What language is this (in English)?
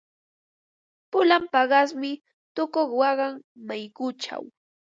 Ambo-Pasco Quechua